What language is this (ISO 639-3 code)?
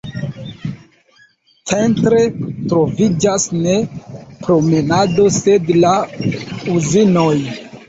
epo